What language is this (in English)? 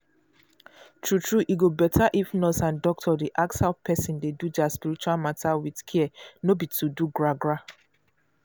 Nigerian Pidgin